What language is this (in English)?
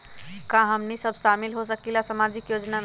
Magahi